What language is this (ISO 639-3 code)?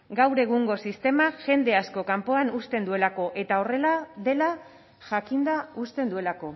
eus